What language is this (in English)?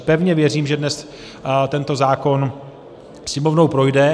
Czech